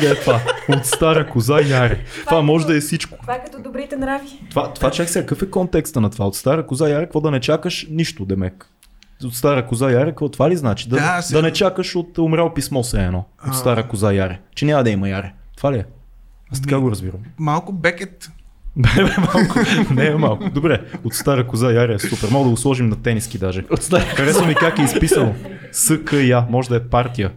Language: Bulgarian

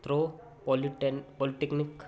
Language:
Punjabi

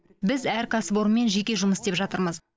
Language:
Kazakh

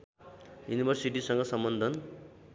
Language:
Nepali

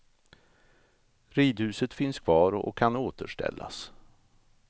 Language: Swedish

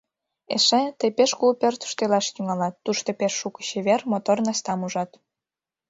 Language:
Mari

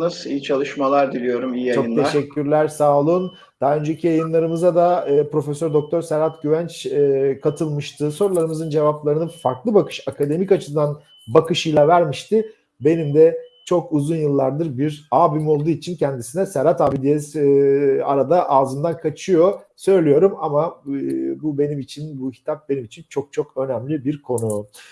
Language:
Turkish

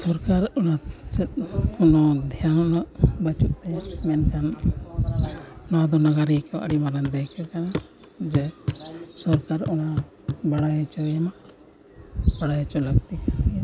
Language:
Santali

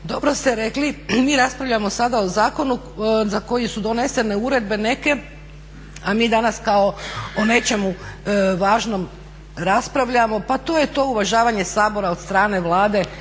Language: Croatian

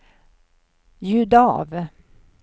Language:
Swedish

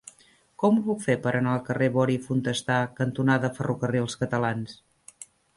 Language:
Catalan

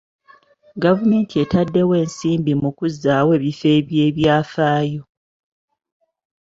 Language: Ganda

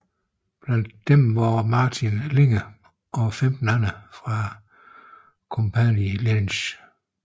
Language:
Danish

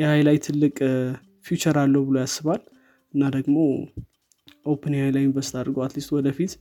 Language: Amharic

